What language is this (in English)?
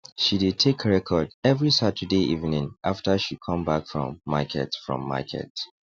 Nigerian Pidgin